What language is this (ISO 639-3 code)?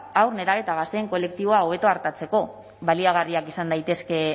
eus